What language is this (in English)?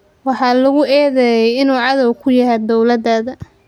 Somali